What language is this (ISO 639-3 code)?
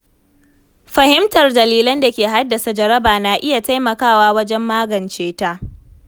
hau